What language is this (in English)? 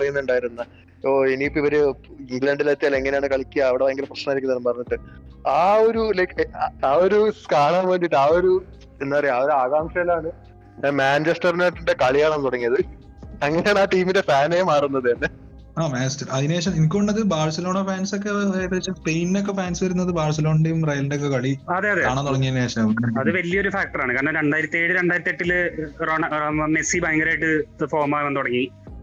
Malayalam